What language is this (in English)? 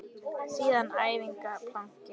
Icelandic